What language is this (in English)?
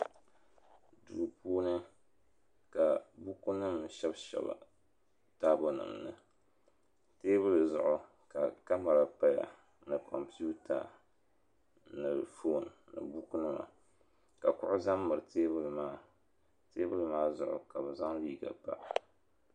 Dagbani